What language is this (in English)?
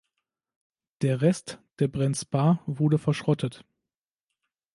German